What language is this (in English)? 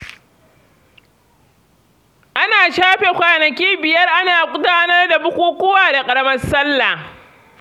Hausa